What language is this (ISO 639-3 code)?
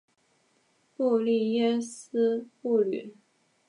zho